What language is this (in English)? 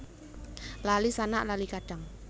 Javanese